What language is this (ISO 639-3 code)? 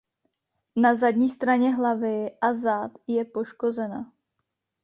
ces